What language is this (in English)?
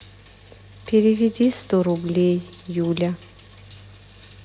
Russian